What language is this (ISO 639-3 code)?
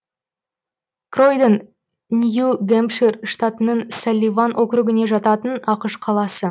kaz